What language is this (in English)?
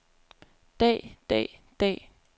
Danish